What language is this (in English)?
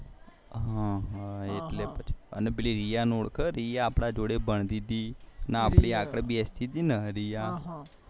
Gujarati